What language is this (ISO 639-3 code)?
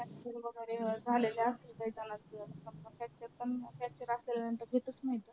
mar